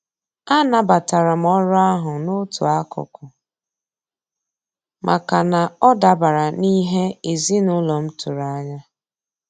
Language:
Igbo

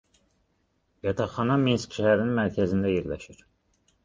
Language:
Azerbaijani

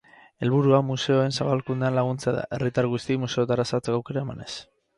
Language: Basque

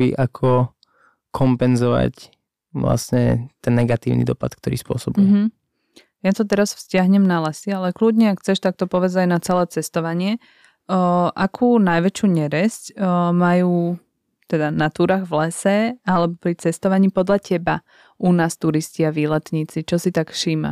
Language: Slovak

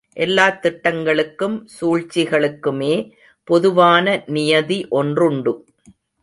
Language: Tamil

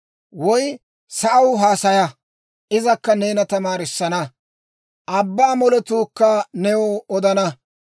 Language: Dawro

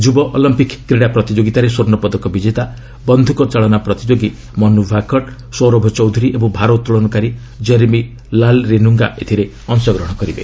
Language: Odia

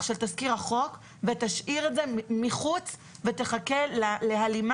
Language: Hebrew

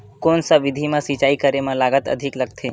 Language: Chhattisgarhi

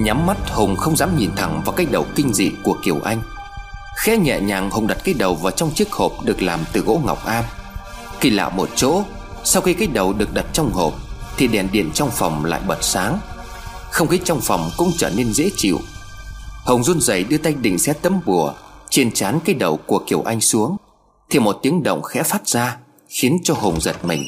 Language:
Vietnamese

